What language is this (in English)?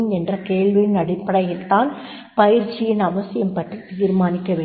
Tamil